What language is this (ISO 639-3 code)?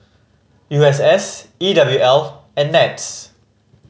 eng